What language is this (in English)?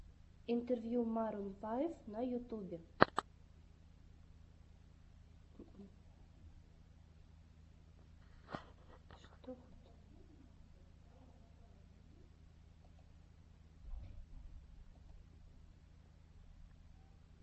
Russian